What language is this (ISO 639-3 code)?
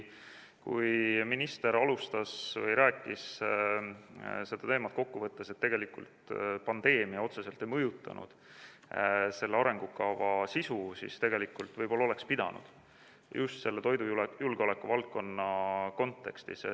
est